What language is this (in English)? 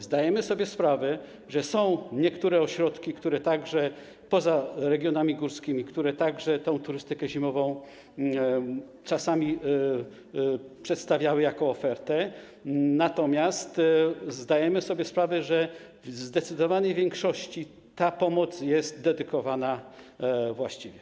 Polish